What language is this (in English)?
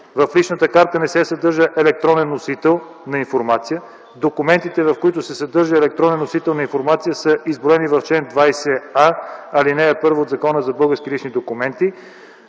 Bulgarian